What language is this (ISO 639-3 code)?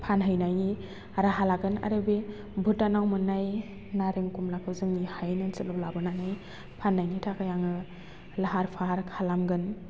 brx